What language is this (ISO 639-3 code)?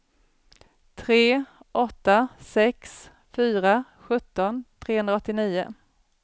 swe